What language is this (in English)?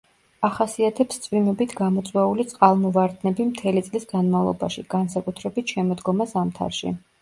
Georgian